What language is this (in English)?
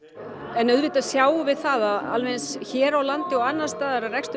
Icelandic